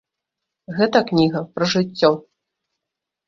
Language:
Belarusian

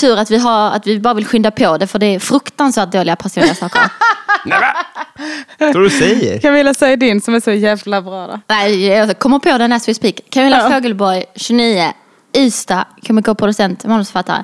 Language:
Swedish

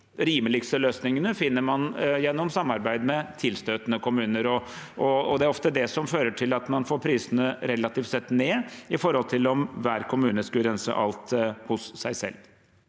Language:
Norwegian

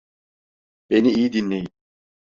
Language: Turkish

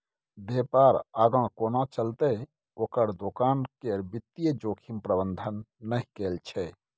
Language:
Maithili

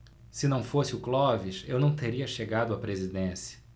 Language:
Portuguese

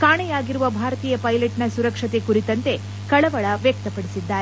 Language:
Kannada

